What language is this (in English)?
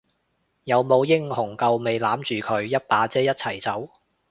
Cantonese